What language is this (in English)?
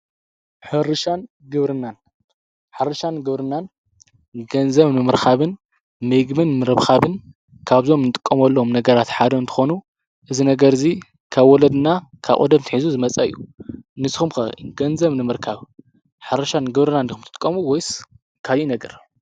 Tigrinya